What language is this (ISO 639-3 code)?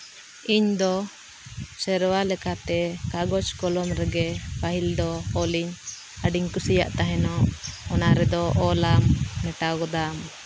sat